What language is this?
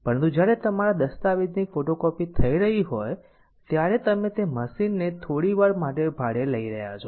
Gujarati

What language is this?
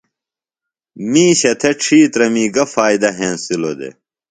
Phalura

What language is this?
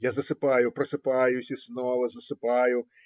Russian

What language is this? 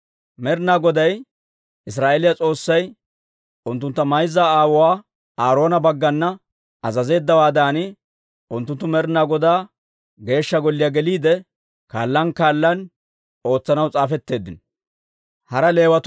Dawro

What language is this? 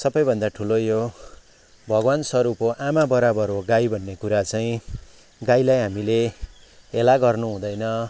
Nepali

